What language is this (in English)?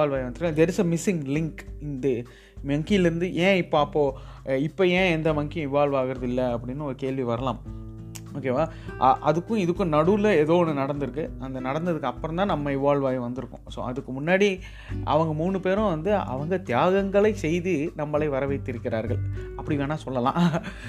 Tamil